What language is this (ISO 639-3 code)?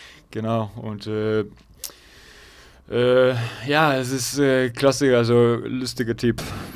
deu